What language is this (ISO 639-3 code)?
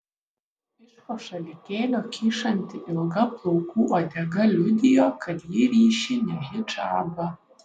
lit